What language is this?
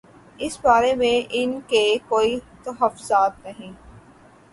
Urdu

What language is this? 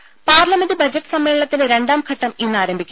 Malayalam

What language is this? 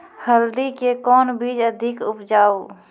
Maithili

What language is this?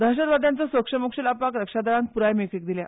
Konkani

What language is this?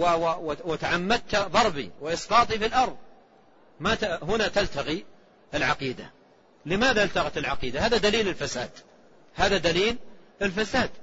Arabic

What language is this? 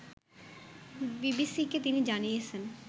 Bangla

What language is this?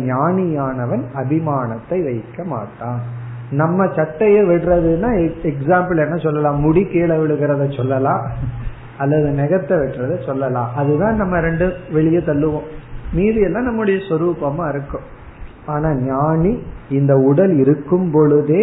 Tamil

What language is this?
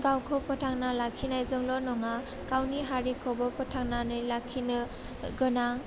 Bodo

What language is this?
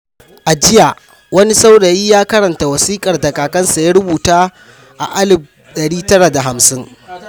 Hausa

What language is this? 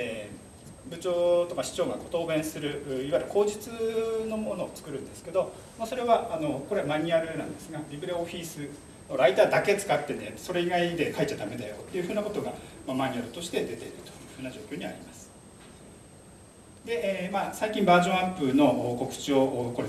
Japanese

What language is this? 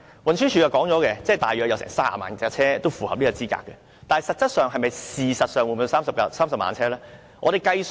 Cantonese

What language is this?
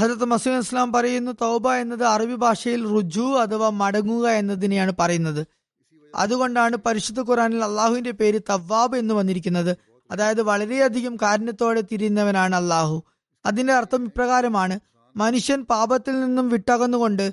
Malayalam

